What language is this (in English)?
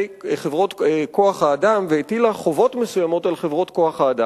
Hebrew